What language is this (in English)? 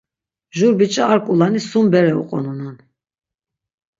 Laz